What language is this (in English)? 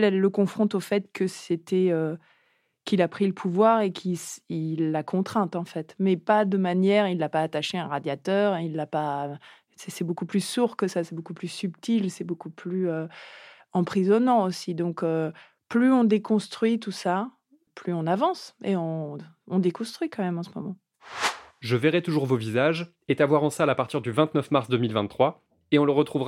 French